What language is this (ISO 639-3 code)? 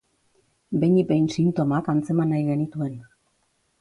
eus